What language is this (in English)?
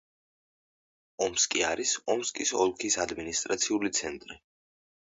Georgian